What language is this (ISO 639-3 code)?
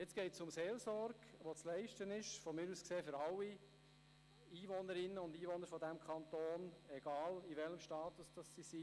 gsw